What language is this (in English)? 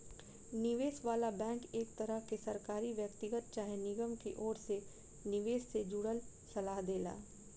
Bhojpuri